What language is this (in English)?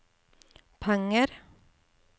Norwegian